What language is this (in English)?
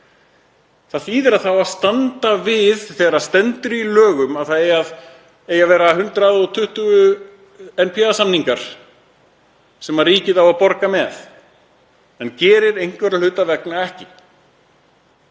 Icelandic